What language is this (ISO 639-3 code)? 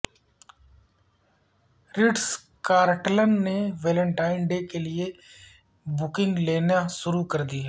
urd